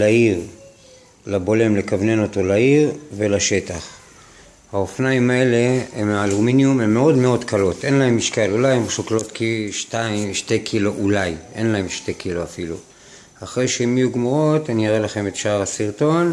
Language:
Hebrew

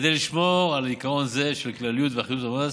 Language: Hebrew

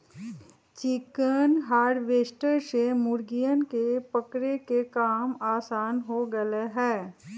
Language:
Magahi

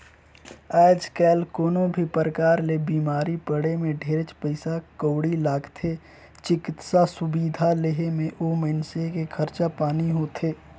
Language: Chhattisgarhi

